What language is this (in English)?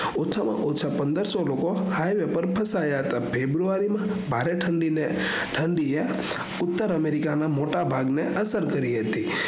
Gujarati